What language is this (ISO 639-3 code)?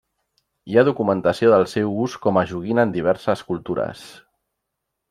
cat